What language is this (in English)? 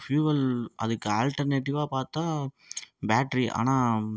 Tamil